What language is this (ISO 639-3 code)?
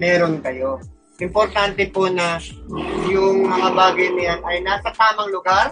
fil